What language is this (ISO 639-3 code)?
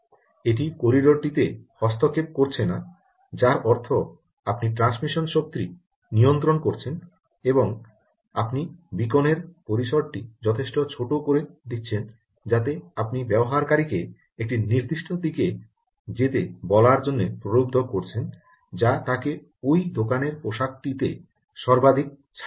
ben